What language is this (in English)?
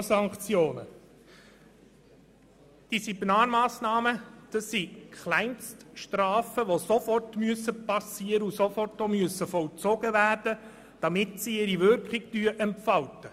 Swiss German